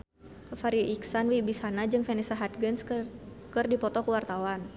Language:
Sundanese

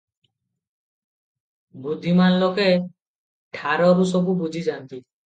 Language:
Odia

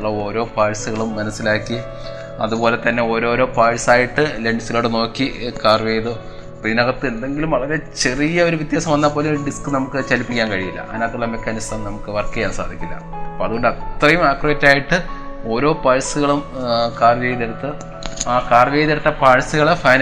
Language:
Malayalam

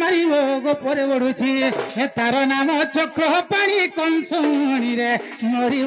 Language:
Bangla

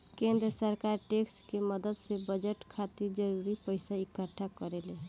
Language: Bhojpuri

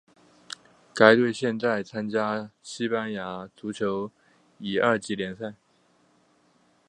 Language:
Chinese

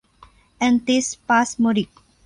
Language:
Thai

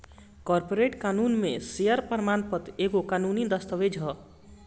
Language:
Bhojpuri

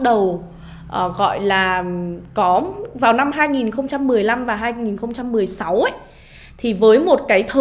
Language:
Vietnamese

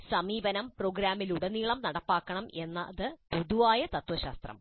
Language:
Malayalam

